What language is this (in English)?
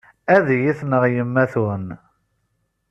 Kabyle